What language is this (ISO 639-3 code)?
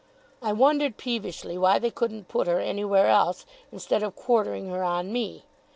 eng